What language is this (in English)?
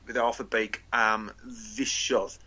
Welsh